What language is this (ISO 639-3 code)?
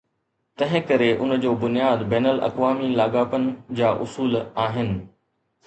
snd